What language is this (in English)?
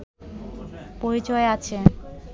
Bangla